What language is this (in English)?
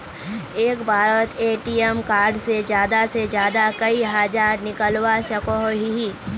Magahi